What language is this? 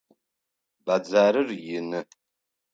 Adyghe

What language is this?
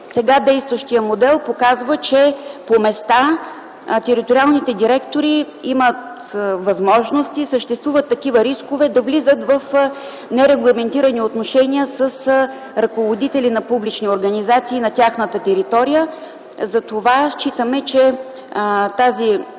Bulgarian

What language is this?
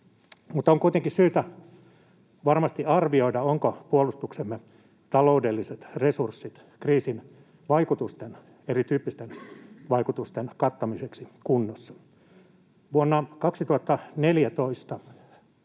Finnish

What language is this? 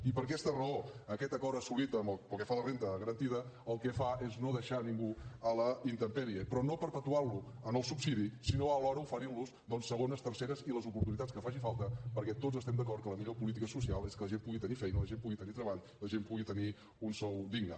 Catalan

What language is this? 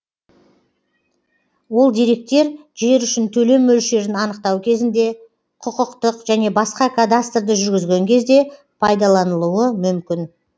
Kazakh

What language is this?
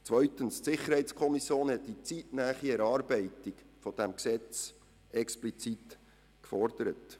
Swiss German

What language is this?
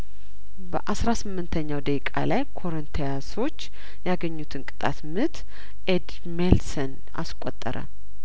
Amharic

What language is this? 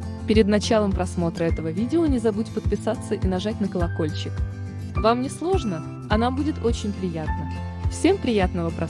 Russian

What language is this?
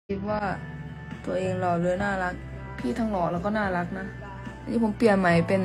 Thai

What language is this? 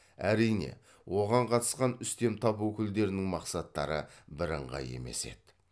Kazakh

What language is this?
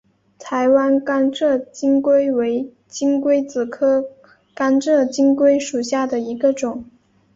Chinese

